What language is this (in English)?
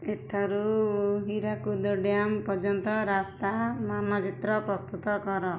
Odia